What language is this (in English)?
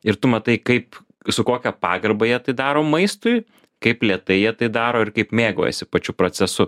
Lithuanian